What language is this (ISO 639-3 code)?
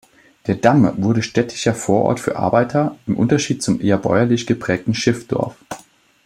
deu